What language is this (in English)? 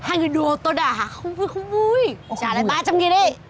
Vietnamese